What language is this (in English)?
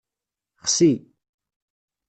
Kabyle